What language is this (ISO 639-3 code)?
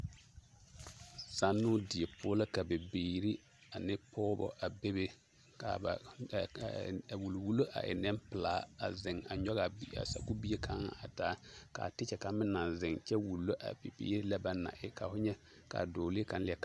dga